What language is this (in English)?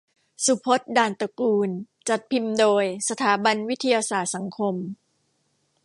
Thai